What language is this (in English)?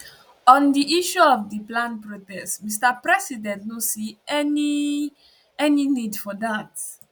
Nigerian Pidgin